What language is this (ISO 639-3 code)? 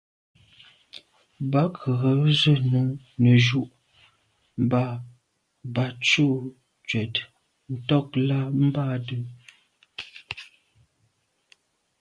byv